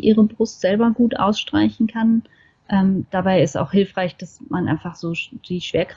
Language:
German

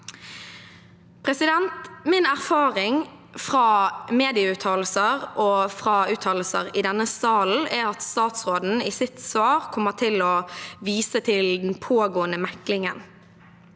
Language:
Norwegian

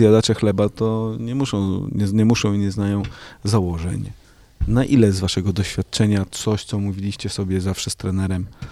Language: Polish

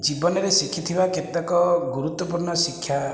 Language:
Odia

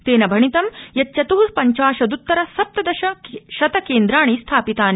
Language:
Sanskrit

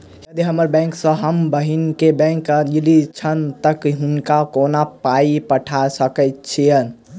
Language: Maithili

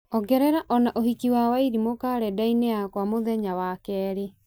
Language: Kikuyu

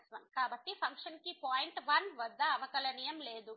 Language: Telugu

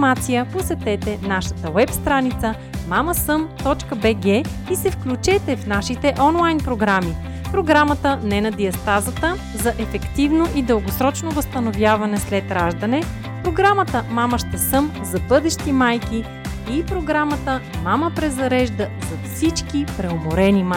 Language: Bulgarian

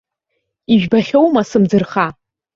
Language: Abkhazian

